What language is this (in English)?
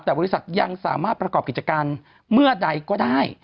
Thai